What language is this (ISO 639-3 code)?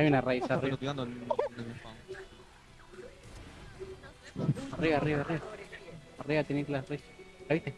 spa